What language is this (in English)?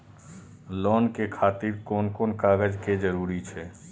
Maithili